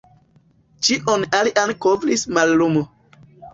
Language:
Esperanto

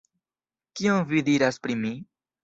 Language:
Esperanto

